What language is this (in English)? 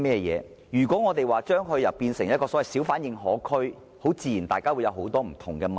Cantonese